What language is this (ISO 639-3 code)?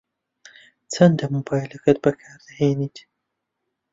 ckb